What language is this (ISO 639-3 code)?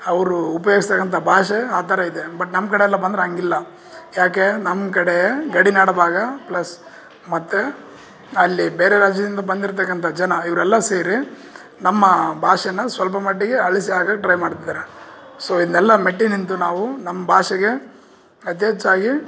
kan